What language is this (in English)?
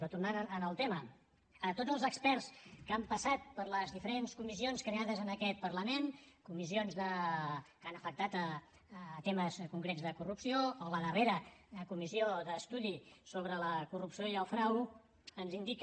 Catalan